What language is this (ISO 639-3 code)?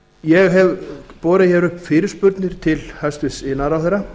isl